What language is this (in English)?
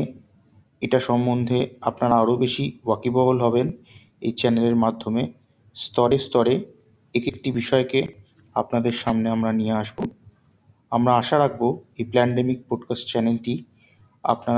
Bangla